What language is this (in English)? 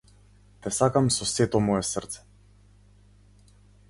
Macedonian